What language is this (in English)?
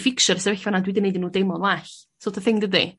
Welsh